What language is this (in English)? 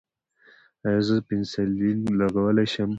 Pashto